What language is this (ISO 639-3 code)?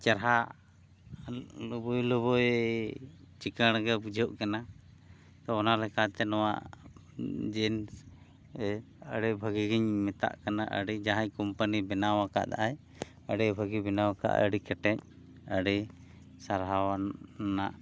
sat